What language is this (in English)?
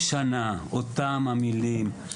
Hebrew